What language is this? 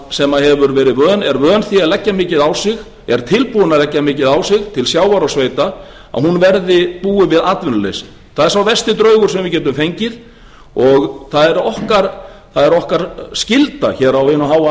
Icelandic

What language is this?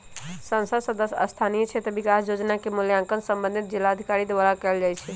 Magahi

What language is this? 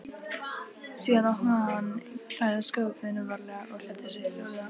Icelandic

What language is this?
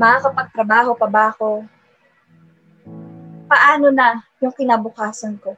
Filipino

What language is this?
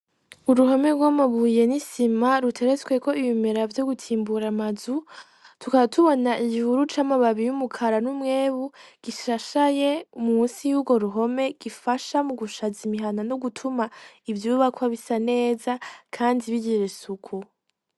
Rundi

